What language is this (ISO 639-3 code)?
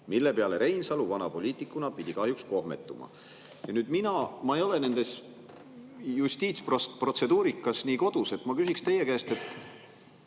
est